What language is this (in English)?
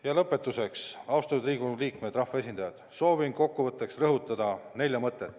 Estonian